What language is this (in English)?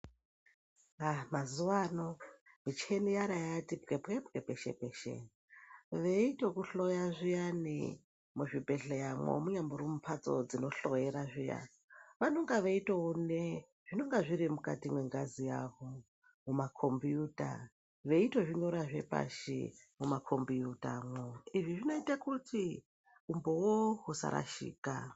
Ndau